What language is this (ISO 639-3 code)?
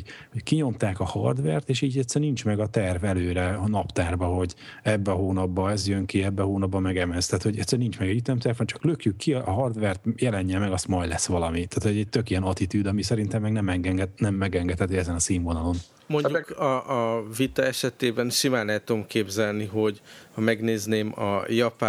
hun